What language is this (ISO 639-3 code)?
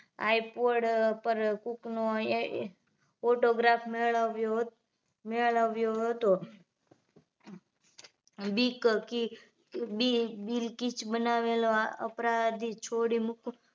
guj